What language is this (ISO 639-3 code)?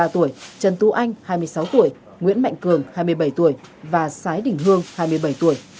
vie